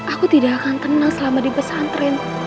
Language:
Indonesian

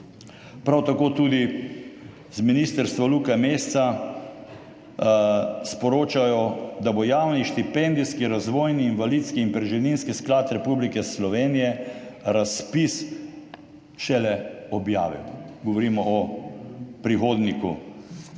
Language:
Slovenian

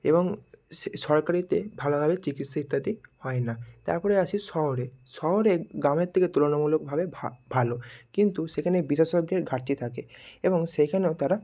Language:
Bangla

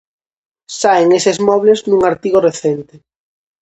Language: Galician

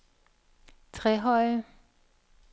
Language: Danish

